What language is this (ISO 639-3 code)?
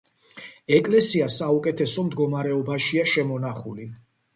kat